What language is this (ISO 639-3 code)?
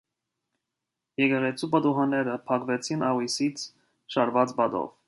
hye